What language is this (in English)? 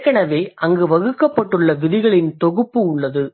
Tamil